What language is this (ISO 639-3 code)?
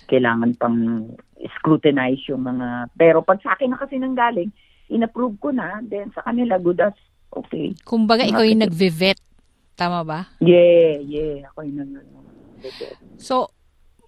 fil